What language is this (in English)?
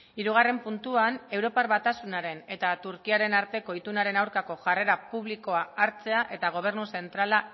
Basque